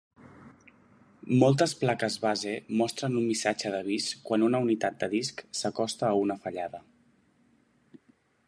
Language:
Catalan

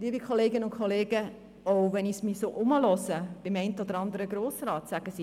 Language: Swiss German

